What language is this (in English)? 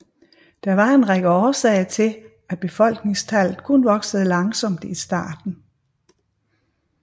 Danish